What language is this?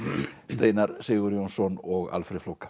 Icelandic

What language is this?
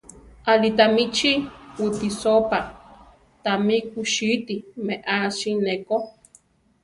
Central Tarahumara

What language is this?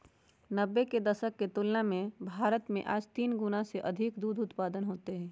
Magahi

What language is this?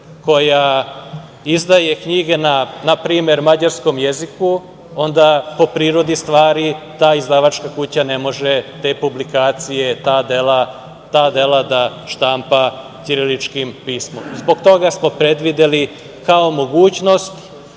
Serbian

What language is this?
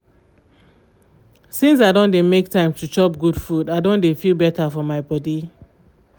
Nigerian Pidgin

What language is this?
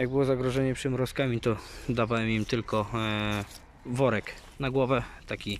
Polish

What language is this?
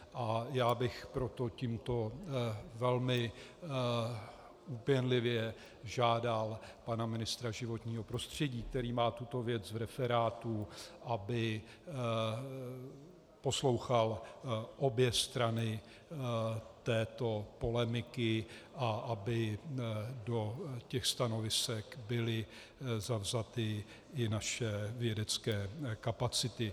Czech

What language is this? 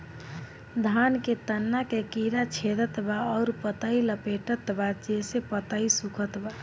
Bhojpuri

